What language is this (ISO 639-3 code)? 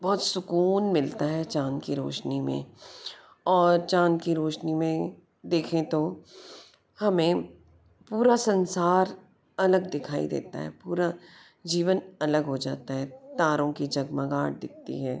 hin